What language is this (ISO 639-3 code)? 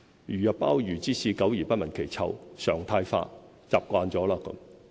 yue